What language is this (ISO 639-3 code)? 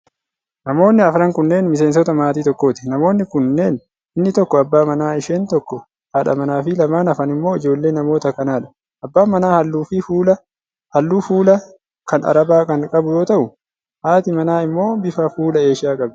orm